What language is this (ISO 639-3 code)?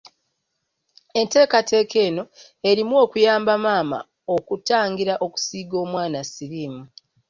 lug